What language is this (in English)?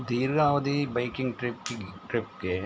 Kannada